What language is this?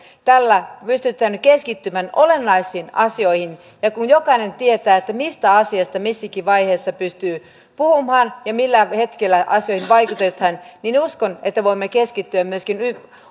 Finnish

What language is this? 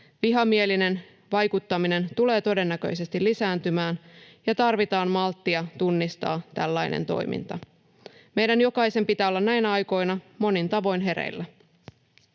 Finnish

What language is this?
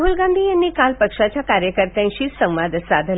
Marathi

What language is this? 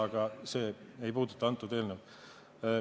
Estonian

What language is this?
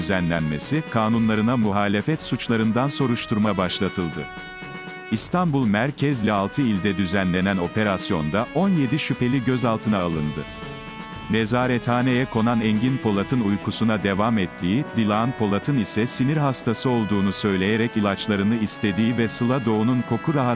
Turkish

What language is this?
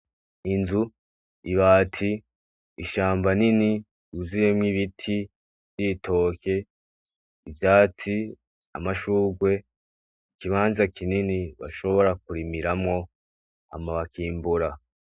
Rundi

